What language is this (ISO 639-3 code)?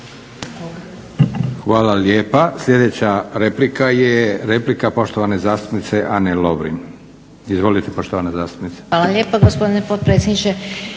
hrv